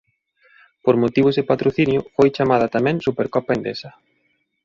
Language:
Galician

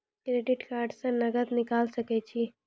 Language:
Maithili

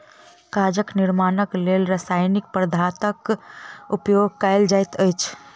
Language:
Maithili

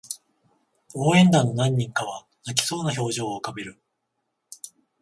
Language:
Japanese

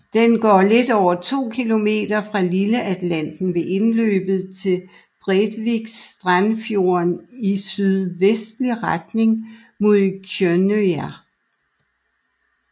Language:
Danish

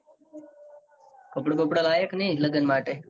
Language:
Gujarati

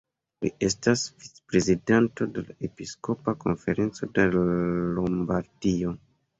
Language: Esperanto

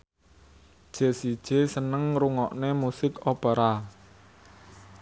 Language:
Javanese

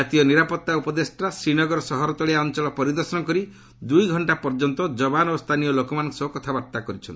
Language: Odia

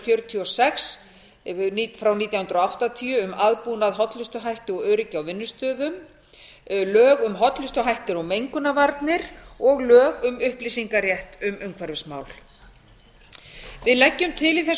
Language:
Icelandic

